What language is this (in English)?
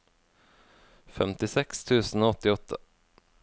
Norwegian